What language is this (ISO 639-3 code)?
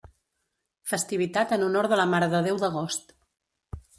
cat